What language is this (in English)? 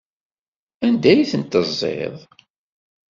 Kabyle